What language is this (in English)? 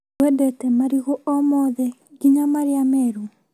Kikuyu